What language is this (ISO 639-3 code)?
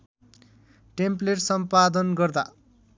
nep